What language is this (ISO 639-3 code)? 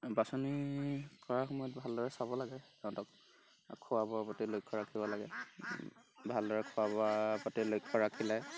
asm